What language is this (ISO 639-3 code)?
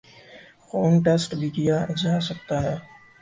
urd